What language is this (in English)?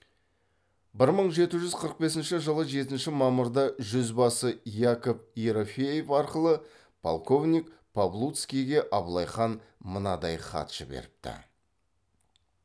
Kazakh